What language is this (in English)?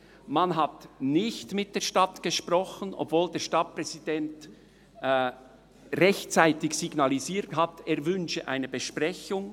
Swiss German